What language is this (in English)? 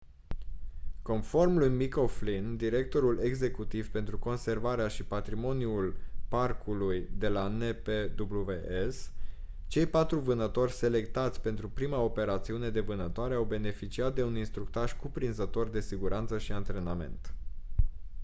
Romanian